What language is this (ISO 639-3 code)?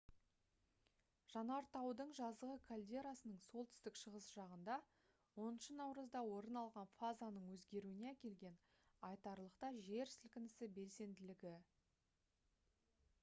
kaz